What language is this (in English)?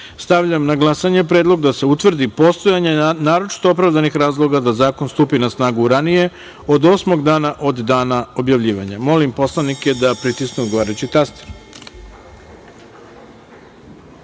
Serbian